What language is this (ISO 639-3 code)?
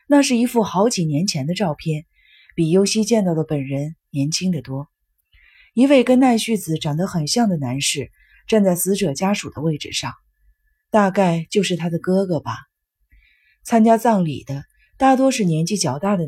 zho